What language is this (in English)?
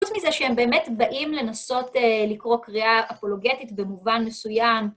Hebrew